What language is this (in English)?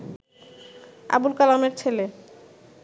Bangla